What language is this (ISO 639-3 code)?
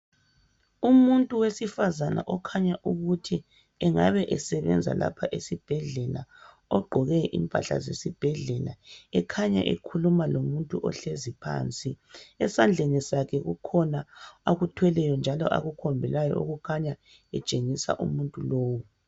nde